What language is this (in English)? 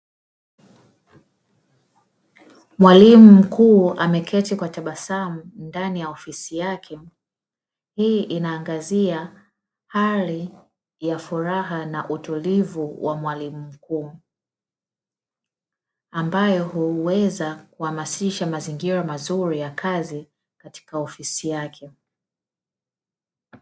Swahili